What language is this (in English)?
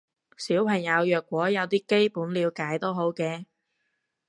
Cantonese